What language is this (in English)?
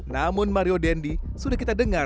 Indonesian